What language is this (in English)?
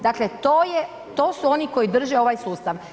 Croatian